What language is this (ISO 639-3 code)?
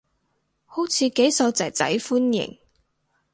yue